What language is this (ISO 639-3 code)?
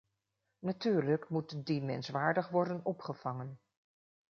nld